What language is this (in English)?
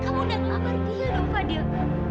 Indonesian